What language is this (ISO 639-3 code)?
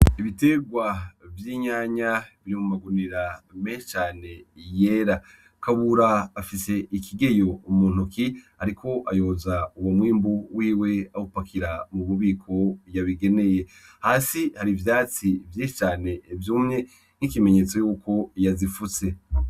run